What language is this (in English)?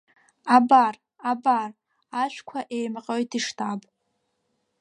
Abkhazian